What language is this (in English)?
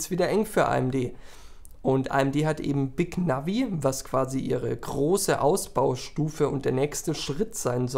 German